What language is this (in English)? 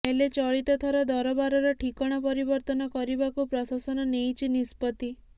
Odia